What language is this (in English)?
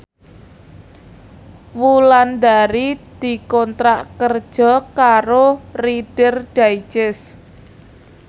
Javanese